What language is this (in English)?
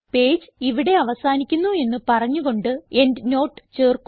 Malayalam